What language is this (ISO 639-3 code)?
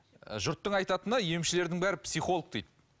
kaz